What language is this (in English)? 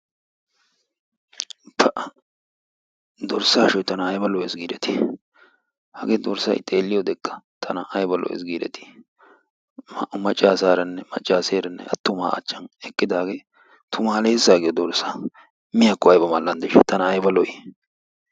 Wolaytta